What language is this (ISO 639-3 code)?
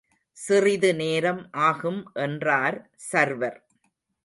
tam